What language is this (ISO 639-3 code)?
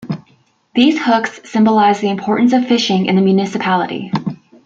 eng